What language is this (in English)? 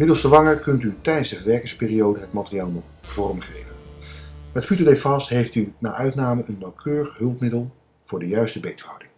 Dutch